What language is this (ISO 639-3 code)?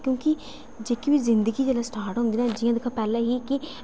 doi